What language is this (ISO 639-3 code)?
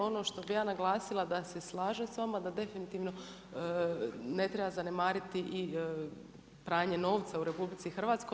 hrv